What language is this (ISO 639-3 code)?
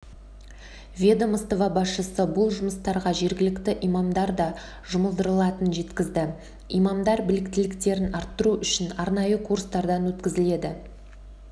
kaz